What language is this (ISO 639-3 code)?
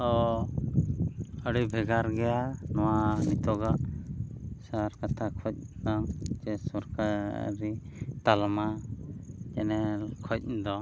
sat